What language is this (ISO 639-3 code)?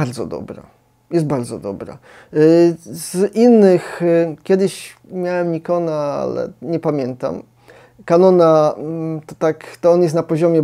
pol